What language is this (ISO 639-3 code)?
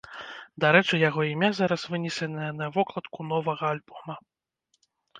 bel